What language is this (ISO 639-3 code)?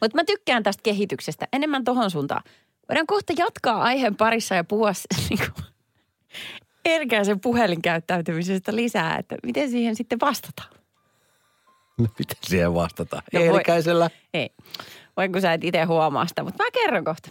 fin